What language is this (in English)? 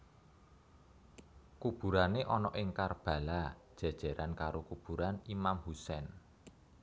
Javanese